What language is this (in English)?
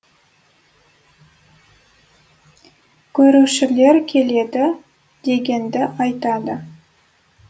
Kazakh